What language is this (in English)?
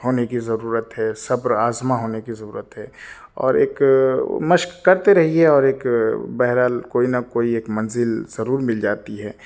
Urdu